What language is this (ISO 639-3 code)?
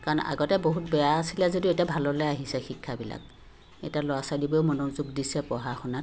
asm